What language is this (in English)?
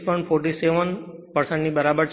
Gujarati